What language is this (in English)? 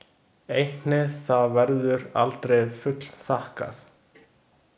Icelandic